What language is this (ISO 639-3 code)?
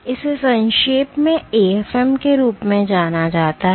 hin